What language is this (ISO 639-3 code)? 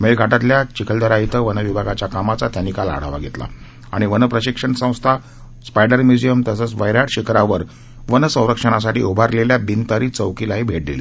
mar